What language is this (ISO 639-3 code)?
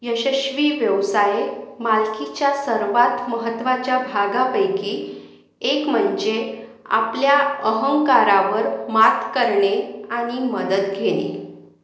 mar